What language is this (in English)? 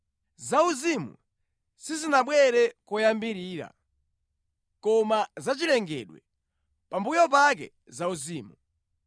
Nyanja